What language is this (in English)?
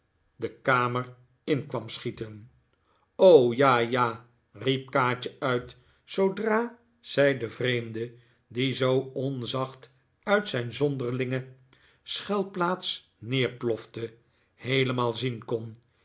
Dutch